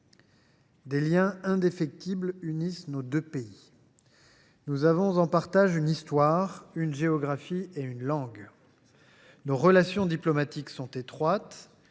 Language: French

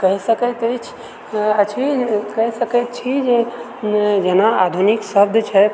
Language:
Maithili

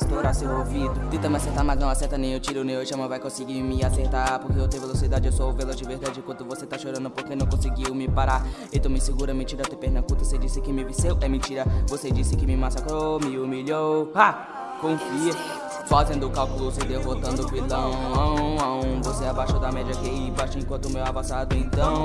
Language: Portuguese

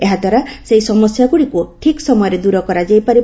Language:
Odia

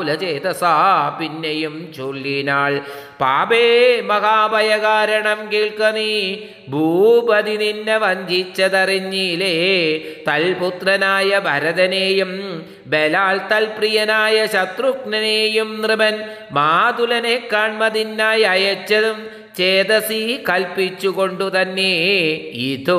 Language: Malayalam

